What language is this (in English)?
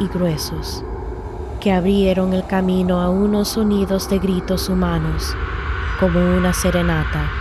Spanish